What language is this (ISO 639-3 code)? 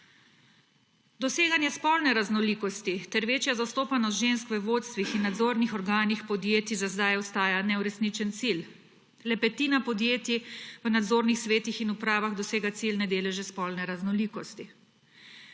slv